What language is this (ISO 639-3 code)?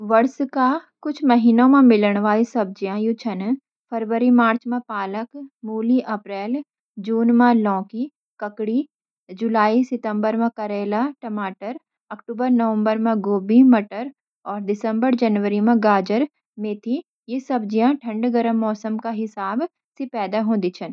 gbm